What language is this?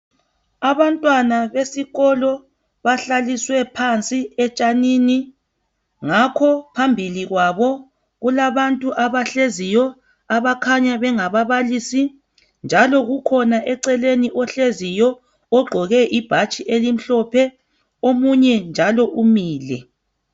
North Ndebele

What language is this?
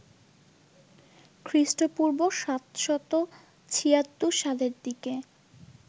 Bangla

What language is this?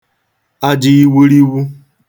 Igbo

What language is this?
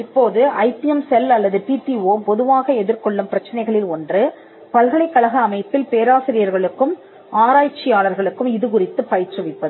Tamil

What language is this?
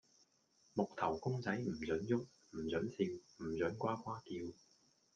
Cantonese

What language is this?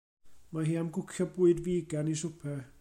Welsh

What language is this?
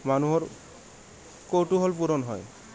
Assamese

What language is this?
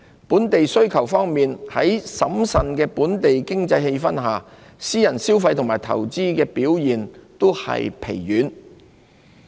Cantonese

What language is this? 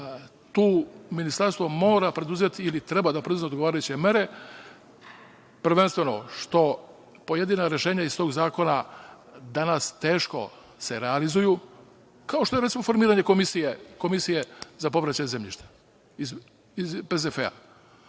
Serbian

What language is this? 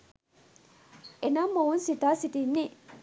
Sinhala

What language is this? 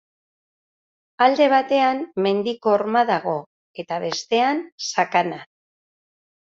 Basque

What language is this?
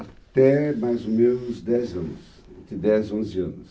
Portuguese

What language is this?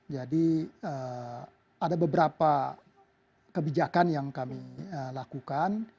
Indonesian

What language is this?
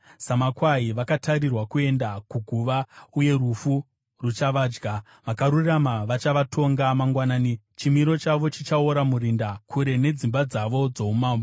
Shona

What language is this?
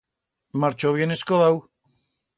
Aragonese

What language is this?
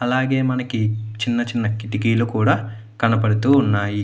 Telugu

